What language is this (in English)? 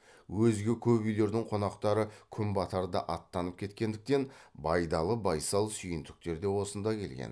Kazakh